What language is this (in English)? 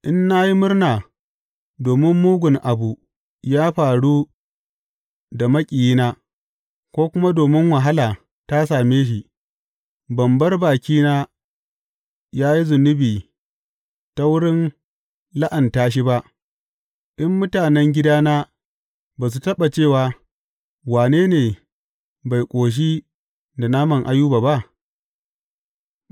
Hausa